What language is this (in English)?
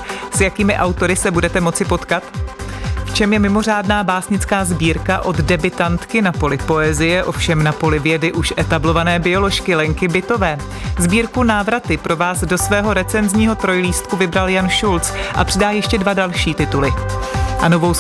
Czech